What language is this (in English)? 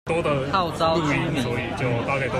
Chinese